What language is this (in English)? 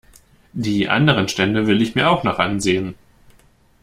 German